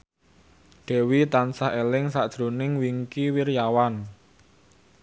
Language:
Javanese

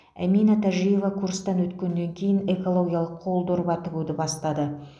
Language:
Kazakh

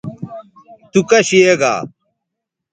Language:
Bateri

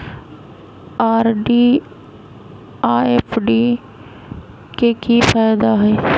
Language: Magahi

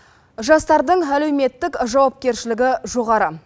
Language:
Kazakh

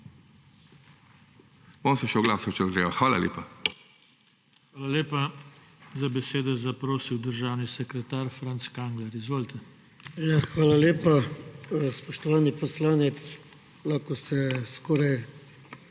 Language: Slovenian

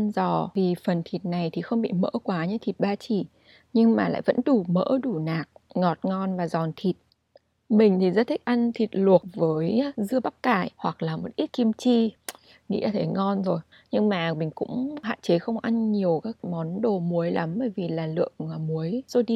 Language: Vietnamese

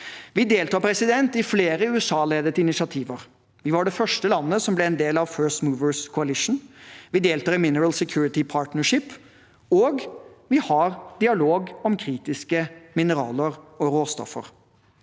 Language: Norwegian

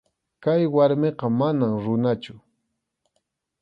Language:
Arequipa-La Unión Quechua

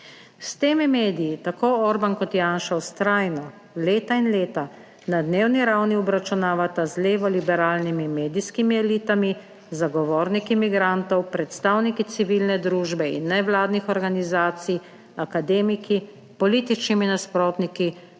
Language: Slovenian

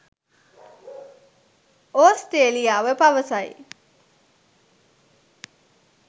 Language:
Sinhala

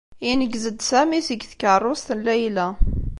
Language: Kabyle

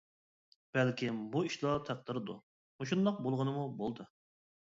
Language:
Uyghur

